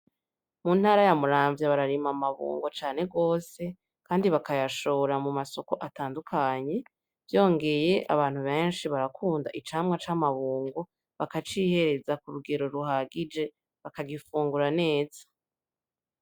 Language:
Rundi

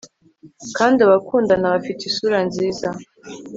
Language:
Kinyarwanda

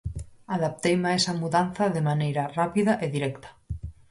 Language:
Galician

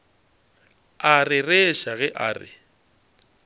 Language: Northern Sotho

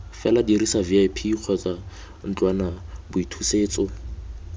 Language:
Tswana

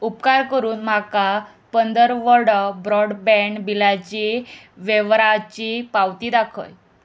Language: Konkani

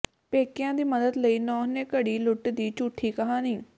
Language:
Punjabi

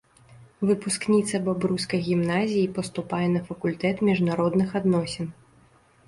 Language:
Belarusian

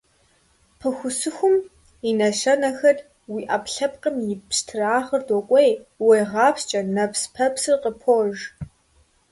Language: Kabardian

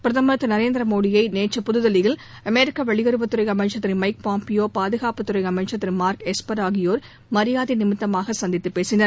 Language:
Tamil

